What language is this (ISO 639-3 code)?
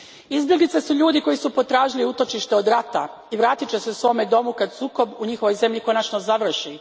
hrv